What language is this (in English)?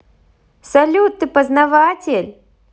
Russian